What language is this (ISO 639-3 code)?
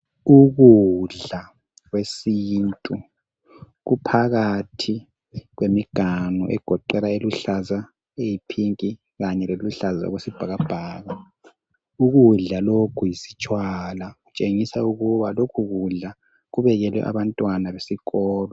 nde